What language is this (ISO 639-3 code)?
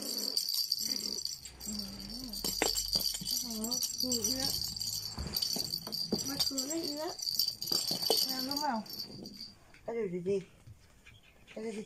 tha